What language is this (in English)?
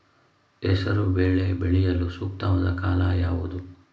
Kannada